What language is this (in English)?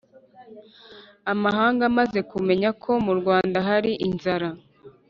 Kinyarwanda